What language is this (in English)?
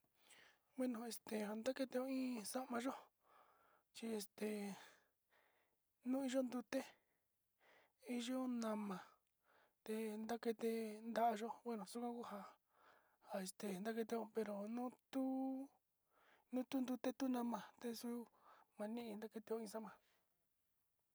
Sinicahua Mixtec